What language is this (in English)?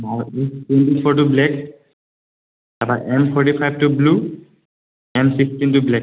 Assamese